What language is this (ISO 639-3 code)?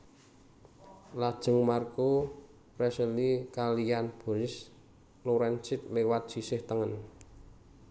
jav